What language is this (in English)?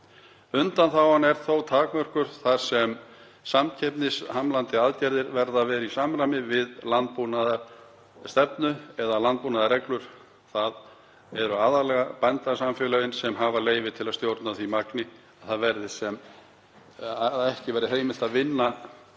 Icelandic